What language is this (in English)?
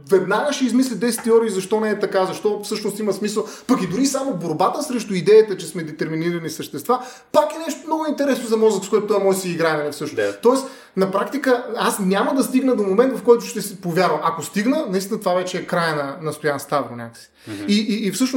Bulgarian